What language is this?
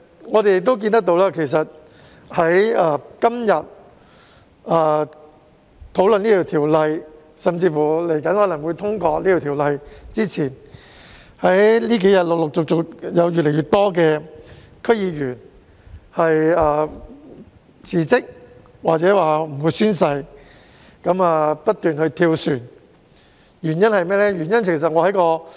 Cantonese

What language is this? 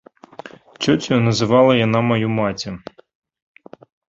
Belarusian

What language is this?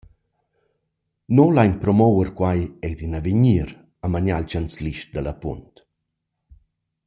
Romansh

